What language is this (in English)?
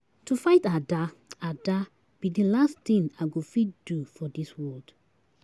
Nigerian Pidgin